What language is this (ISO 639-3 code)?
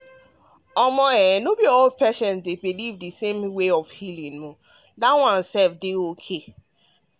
pcm